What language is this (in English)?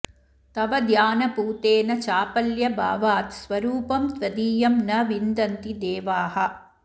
Sanskrit